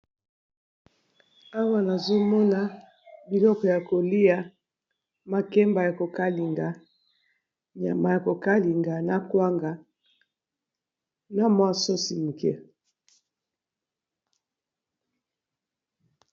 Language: Lingala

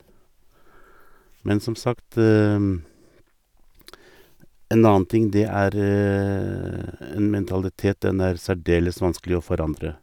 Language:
Norwegian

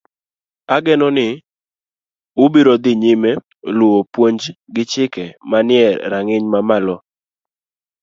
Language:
Luo (Kenya and Tanzania)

